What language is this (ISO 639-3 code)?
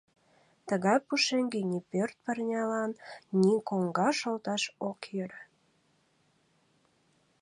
chm